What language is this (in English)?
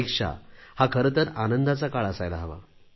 Marathi